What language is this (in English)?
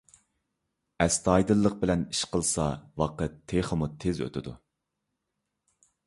Uyghur